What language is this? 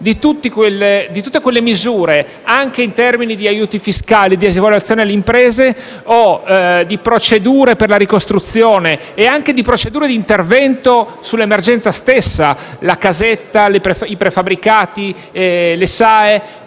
Italian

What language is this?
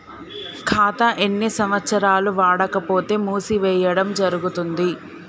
Telugu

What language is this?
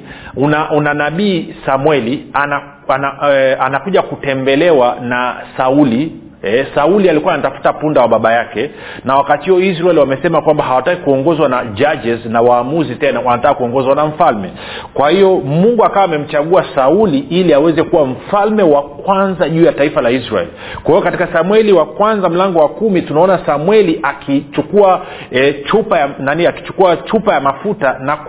Swahili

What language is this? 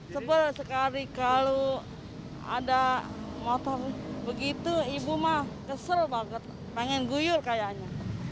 Indonesian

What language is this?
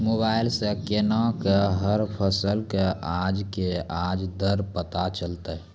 Maithili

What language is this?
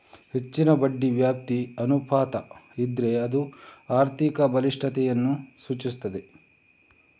Kannada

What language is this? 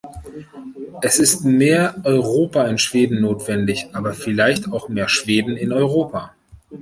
German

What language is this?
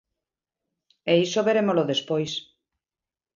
Galician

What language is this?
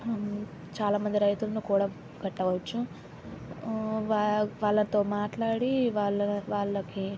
Telugu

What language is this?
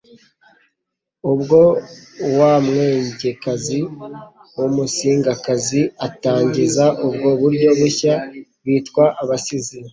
Kinyarwanda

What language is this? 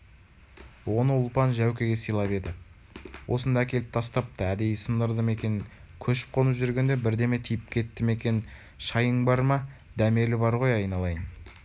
Kazakh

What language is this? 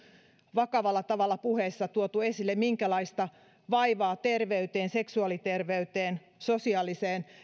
Finnish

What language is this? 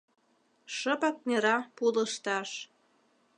Mari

